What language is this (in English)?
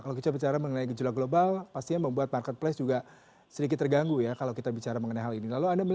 Indonesian